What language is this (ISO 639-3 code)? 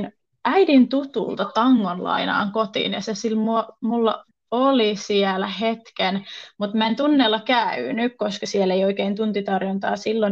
fin